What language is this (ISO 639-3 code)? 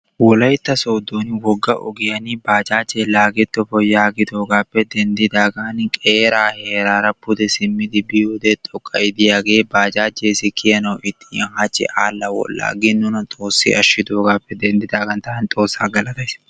wal